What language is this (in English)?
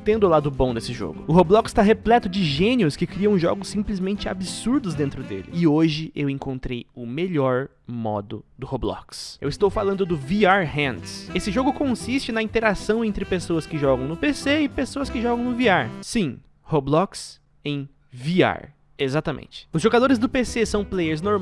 Portuguese